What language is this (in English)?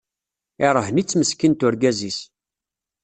Kabyle